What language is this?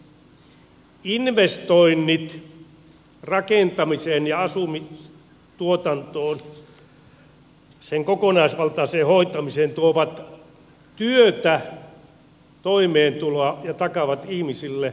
Finnish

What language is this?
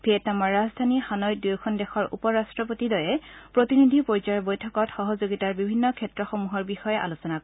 Assamese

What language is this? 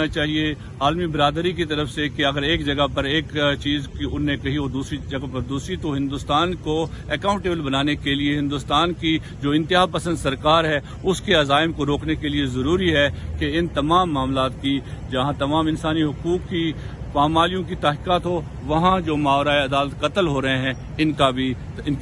Urdu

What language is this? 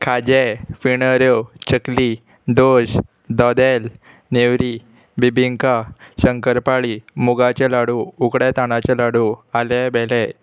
Konkani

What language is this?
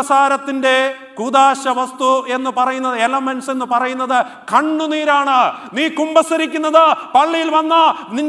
Arabic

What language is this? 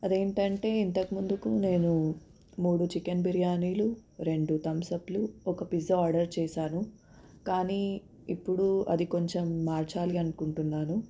Telugu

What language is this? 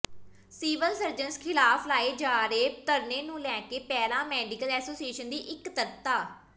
Punjabi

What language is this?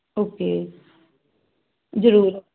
Punjabi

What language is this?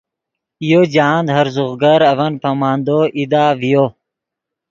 Yidgha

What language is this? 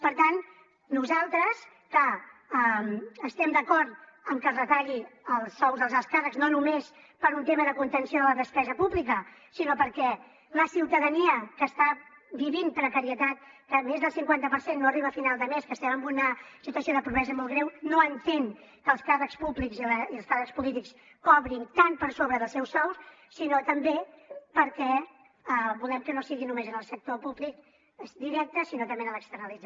Catalan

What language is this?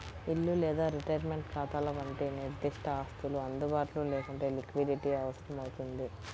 Telugu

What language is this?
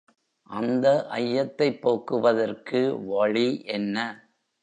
Tamil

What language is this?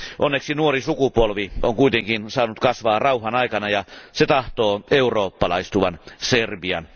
Finnish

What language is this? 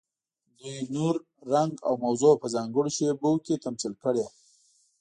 Pashto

